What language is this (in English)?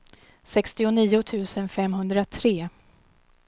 Swedish